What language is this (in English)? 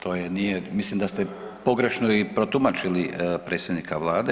Croatian